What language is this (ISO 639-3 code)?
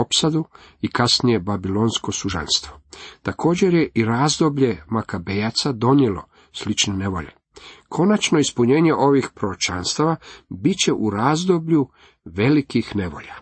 hrv